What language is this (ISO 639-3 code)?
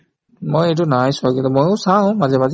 asm